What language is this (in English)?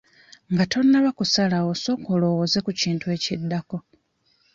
Ganda